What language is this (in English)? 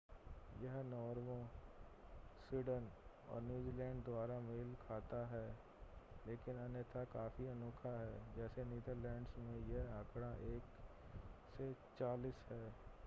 Hindi